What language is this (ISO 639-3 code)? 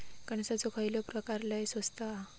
mar